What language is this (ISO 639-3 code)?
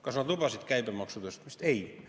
est